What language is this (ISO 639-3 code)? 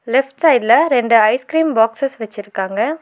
tam